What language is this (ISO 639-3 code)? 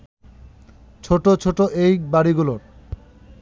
ben